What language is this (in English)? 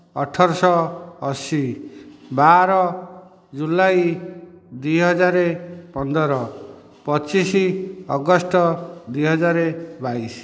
Odia